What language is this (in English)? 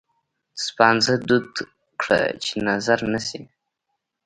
Pashto